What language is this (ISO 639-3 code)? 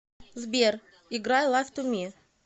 rus